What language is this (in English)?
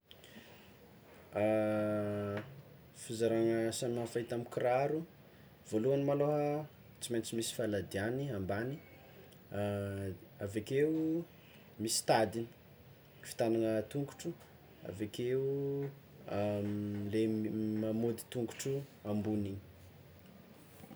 Tsimihety Malagasy